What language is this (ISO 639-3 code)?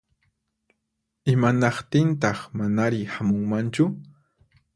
qxp